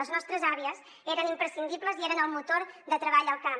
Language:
Catalan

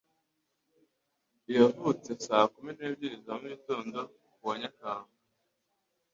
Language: Kinyarwanda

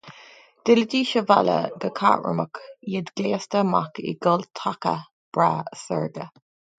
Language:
Irish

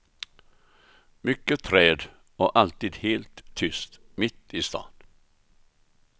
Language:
Swedish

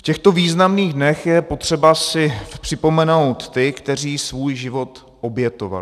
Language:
Czech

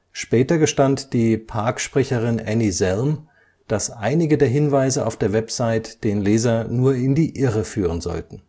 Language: German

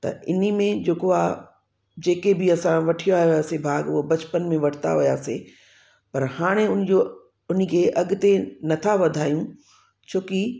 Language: Sindhi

